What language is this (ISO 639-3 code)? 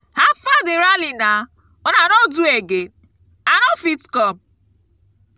pcm